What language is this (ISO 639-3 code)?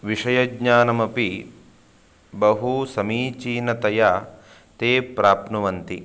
san